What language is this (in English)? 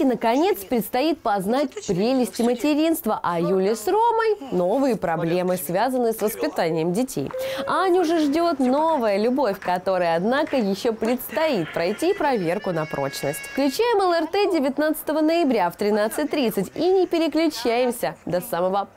Russian